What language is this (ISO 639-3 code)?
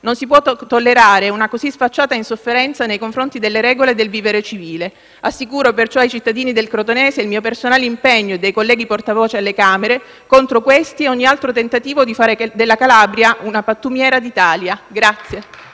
ita